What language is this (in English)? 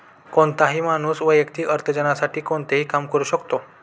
Marathi